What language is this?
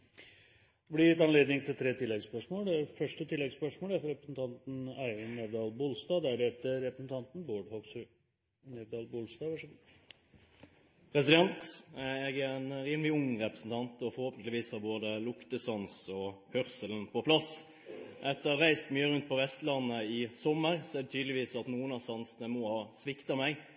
Norwegian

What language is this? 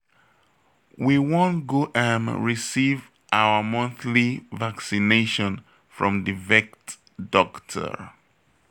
Nigerian Pidgin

